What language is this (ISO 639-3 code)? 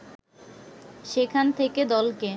ben